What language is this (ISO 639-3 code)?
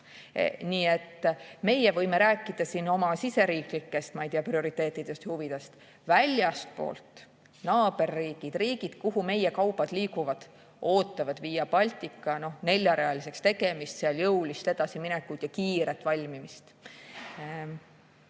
est